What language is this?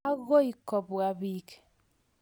Kalenjin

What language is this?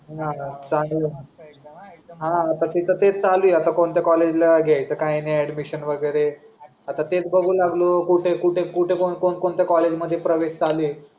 Marathi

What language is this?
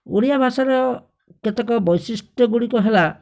Odia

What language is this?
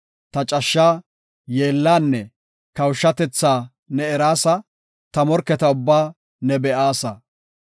Gofa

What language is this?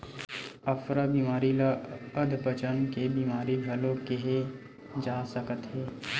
Chhattisgarhi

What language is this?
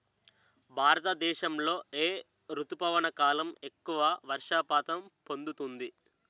Telugu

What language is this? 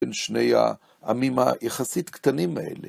Hebrew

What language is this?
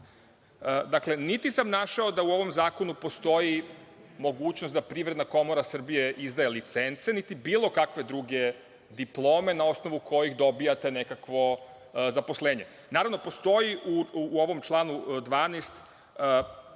Serbian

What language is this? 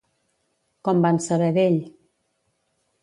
Catalan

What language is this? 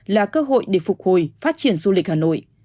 Vietnamese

